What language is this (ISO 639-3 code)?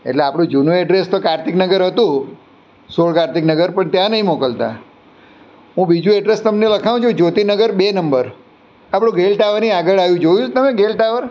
guj